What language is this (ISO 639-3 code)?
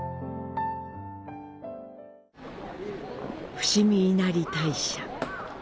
jpn